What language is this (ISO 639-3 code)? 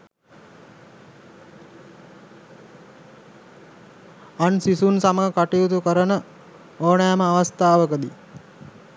sin